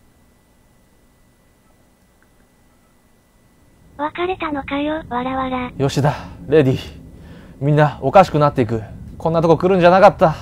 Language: Japanese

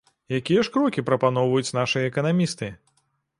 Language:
Belarusian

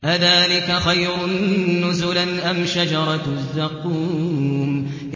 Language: Arabic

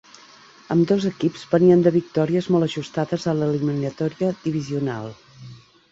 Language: Catalan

